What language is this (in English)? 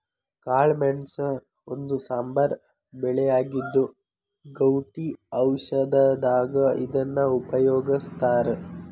Kannada